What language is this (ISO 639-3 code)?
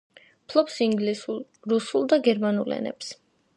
kat